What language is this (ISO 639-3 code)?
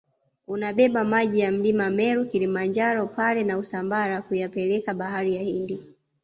swa